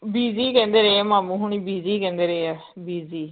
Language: Punjabi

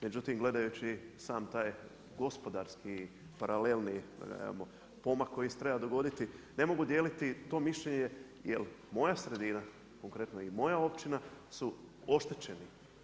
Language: Croatian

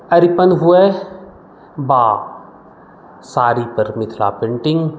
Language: Maithili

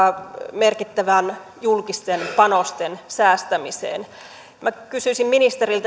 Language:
Finnish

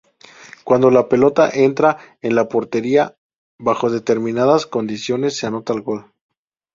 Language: Spanish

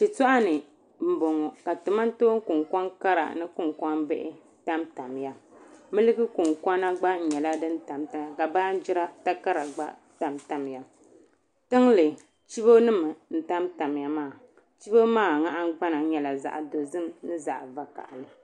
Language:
Dagbani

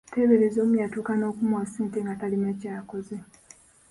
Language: Ganda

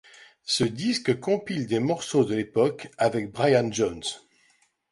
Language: French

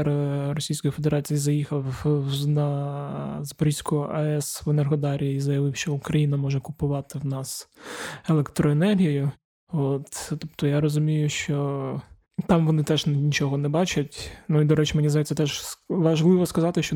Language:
Ukrainian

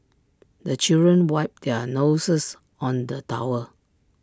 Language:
English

